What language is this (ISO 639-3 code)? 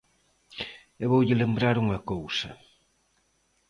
glg